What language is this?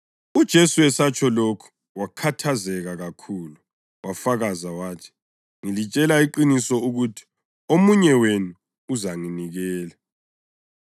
North Ndebele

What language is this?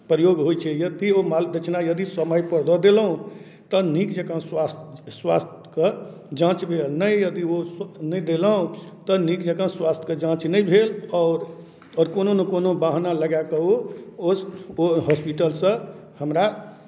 Maithili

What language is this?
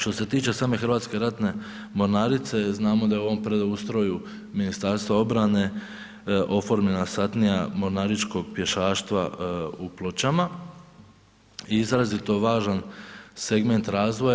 Croatian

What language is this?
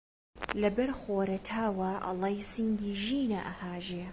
Central Kurdish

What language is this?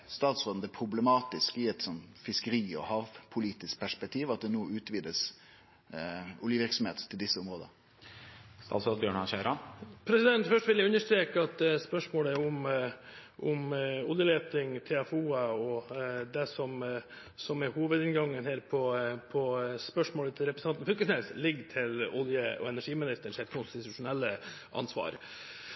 Norwegian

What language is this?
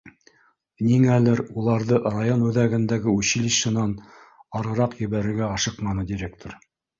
Bashkir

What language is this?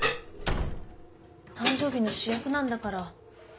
Japanese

